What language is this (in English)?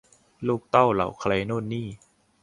Thai